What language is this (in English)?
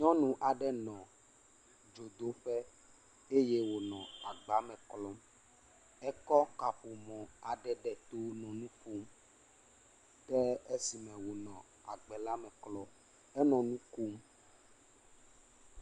Ewe